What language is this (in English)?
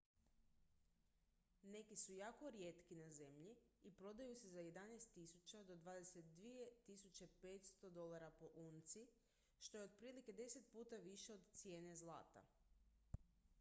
Croatian